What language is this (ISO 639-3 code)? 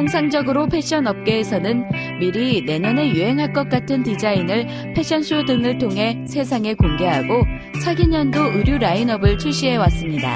kor